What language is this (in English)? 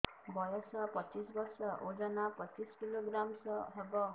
Odia